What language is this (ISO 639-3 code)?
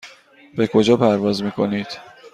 fas